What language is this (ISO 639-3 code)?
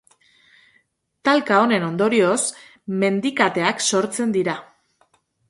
eus